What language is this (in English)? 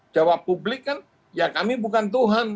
Indonesian